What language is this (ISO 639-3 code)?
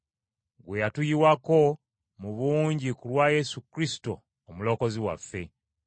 lug